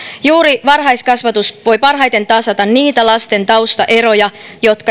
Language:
Finnish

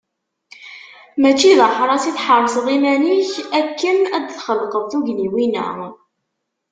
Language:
Kabyle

